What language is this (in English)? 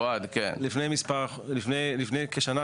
Hebrew